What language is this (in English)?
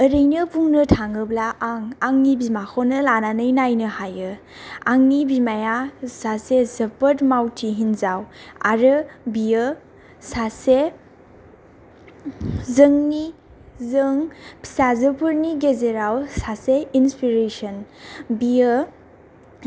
Bodo